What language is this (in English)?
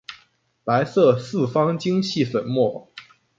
Chinese